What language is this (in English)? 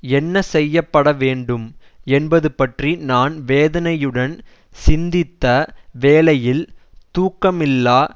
Tamil